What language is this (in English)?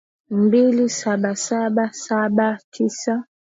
Swahili